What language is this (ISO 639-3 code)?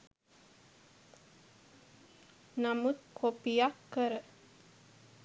sin